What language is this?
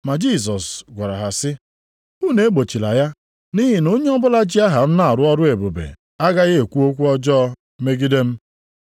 Igbo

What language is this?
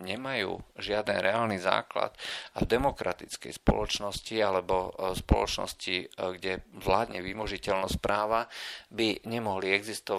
Slovak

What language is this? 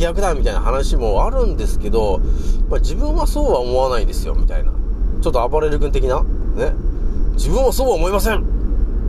Japanese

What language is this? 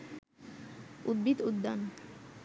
Bangla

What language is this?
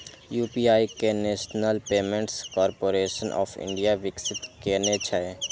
Maithili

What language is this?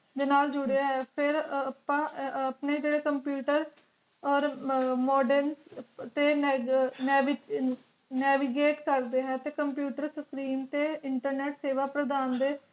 Punjabi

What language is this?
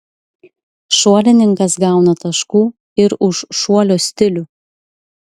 Lithuanian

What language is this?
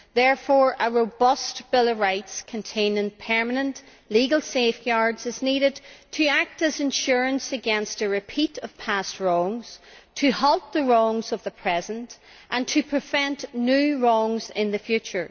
English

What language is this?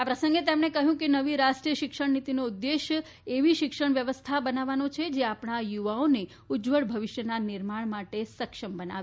Gujarati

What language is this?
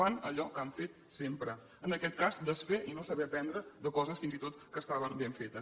Catalan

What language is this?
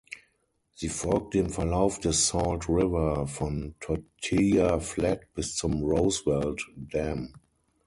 German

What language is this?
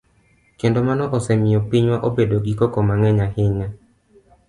Luo (Kenya and Tanzania)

